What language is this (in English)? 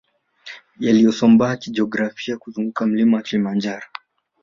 Swahili